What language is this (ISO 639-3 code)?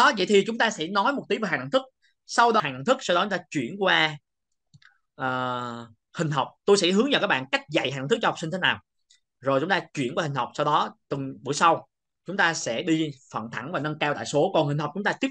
vie